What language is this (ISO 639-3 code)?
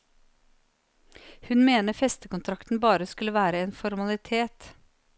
nor